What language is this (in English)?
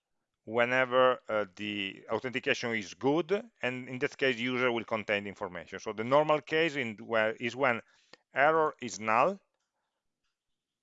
English